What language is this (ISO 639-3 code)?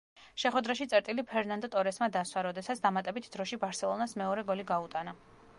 kat